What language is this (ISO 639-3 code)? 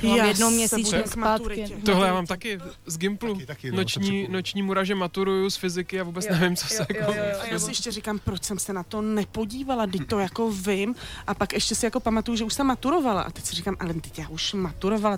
ces